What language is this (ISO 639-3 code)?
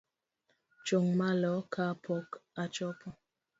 luo